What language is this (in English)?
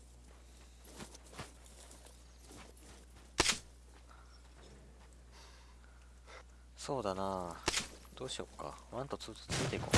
Japanese